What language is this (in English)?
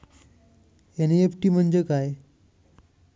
Marathi